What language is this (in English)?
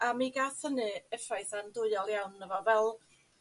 Welsh